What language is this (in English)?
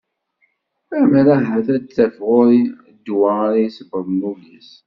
Kabyle